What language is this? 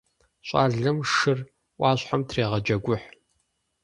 Kabardian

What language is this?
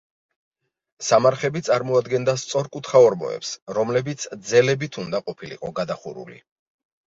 Georgian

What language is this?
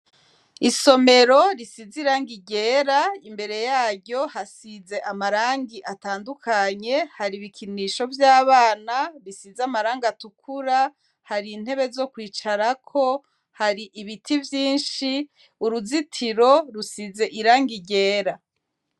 Rundi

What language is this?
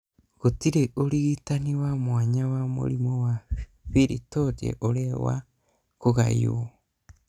Kikuyu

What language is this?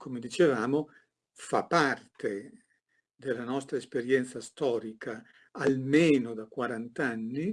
Italian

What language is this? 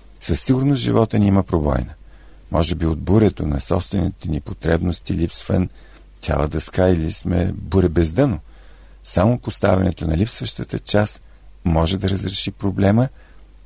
Bulgarian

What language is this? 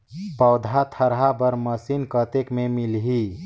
Chhattisgarhi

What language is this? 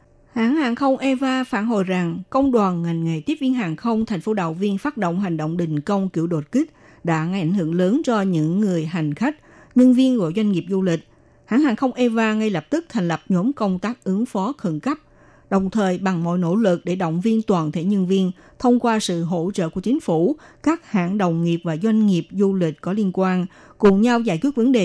Vietnamese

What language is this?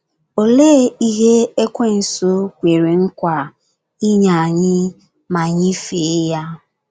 Igbo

